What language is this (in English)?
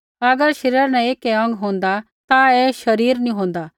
Kullu Pahari